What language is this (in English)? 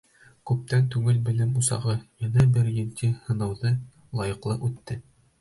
Bashkir